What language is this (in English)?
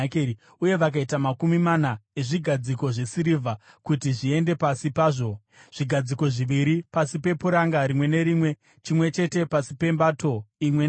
Shona